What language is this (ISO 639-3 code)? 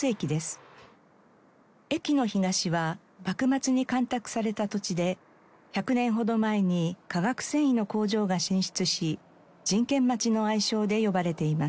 jpn